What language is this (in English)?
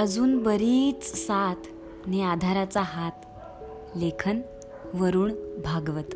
Marathi